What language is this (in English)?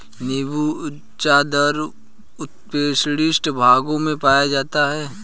Hindi